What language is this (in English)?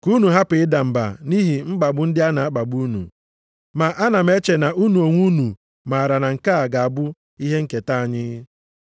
Igbo